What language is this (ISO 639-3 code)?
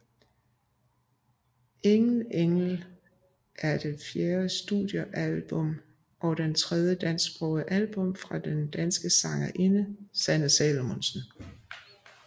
dan